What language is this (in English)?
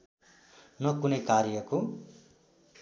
Nepali